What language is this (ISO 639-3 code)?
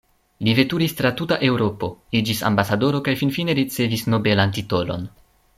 epo